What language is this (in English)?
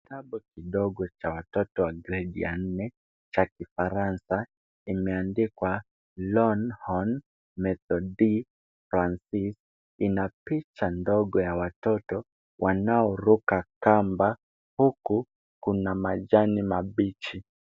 Swahili